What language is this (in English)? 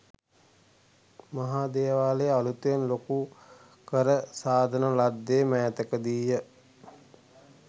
Sinhala